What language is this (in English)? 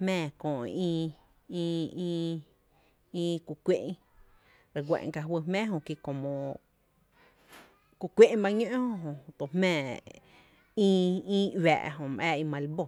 Tepinapa Chinantec